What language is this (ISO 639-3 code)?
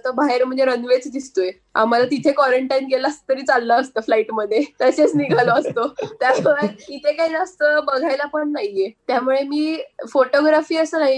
mar